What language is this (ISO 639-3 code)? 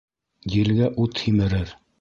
bak